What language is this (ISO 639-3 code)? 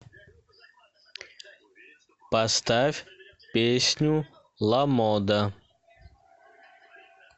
rus